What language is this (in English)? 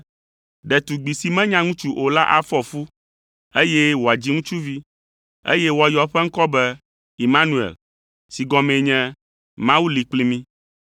Ewe